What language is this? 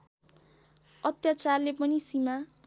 Nepali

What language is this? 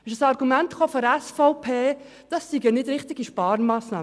Swiss German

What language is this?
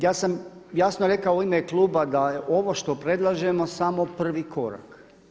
Croatian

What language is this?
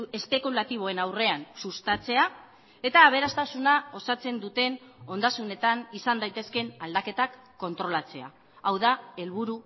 Basque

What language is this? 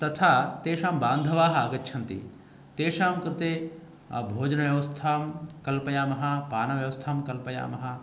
Sanskrit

